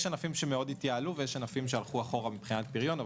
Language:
Hebrew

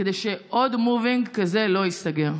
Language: Hebrew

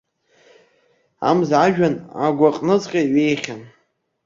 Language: Abkhazian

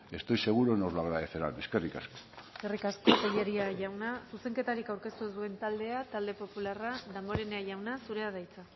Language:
Basque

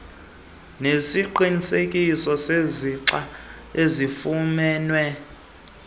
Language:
Xhosa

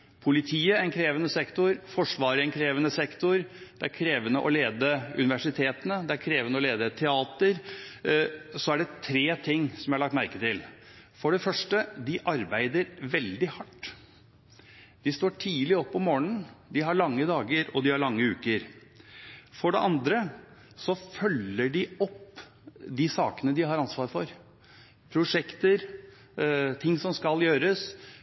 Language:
Norwegian Bokmål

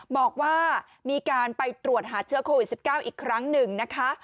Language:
Thai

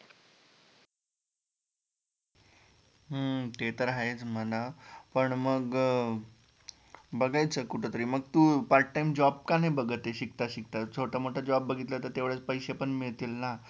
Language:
Marathi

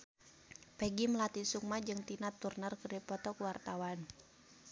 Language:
Sundanese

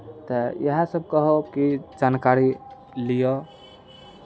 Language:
Maithili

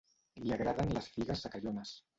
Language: Catalan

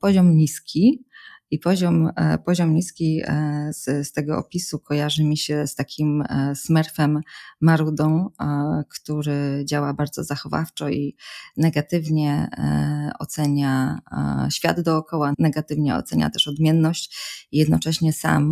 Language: Polish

